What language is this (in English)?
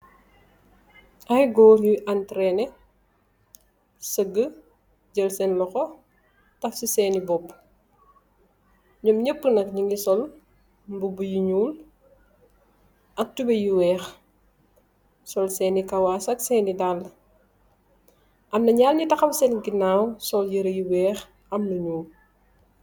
Wolof